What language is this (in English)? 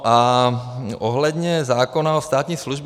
Czech